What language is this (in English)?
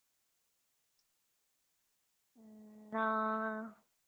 Gujarati